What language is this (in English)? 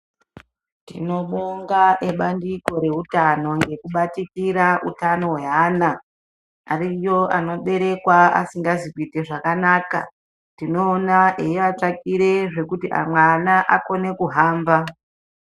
Ndau